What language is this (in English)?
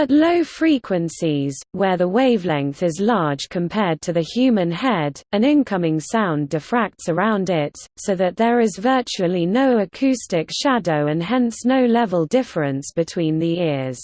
English